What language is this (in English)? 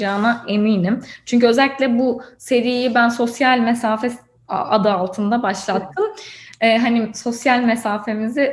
Turkish